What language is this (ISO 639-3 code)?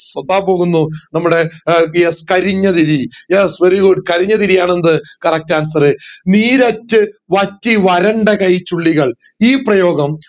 mal